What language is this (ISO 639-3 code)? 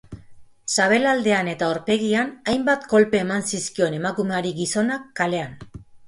eus